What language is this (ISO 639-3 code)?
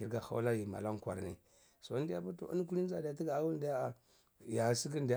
ckl